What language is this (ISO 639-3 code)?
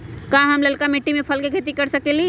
mag